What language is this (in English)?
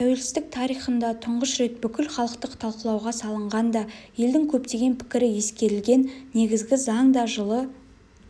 Kazakh